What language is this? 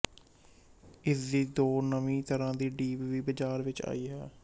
Punjabi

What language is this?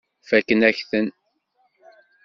Kabyle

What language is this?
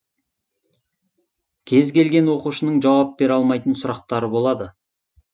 Kazakh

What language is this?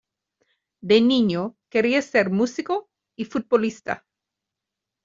Spanish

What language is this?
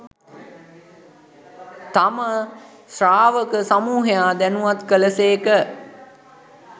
Sinhala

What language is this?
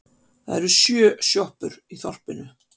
Icelandic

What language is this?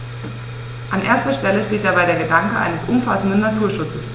German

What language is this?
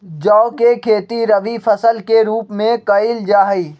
Magahi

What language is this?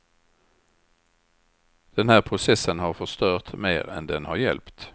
Swedish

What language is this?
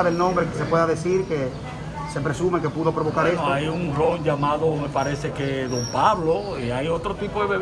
Spanish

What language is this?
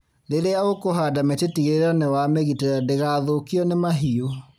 Kikuyu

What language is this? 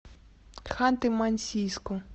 Russian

